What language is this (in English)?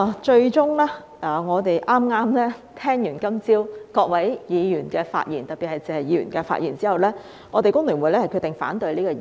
Cantonese